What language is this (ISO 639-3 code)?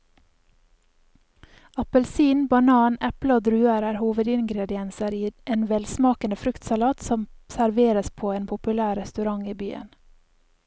nor